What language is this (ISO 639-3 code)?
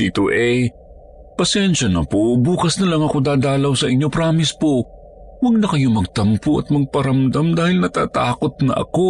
fil